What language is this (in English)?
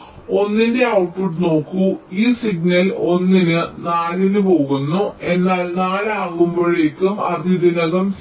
Malayalam